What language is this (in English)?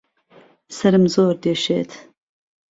Central Kurdish